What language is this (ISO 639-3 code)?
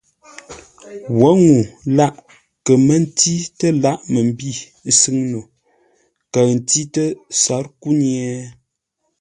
nla